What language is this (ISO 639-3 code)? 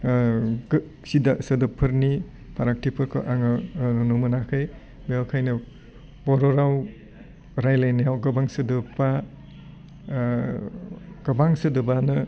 brx